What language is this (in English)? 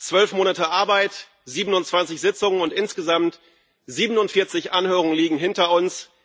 German